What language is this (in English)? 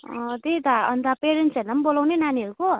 Nepali